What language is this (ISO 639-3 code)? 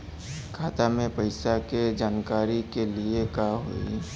bho